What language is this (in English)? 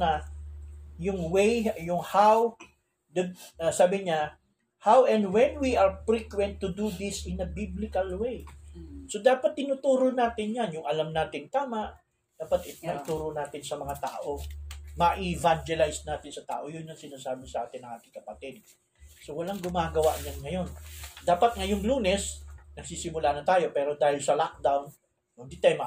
Filipino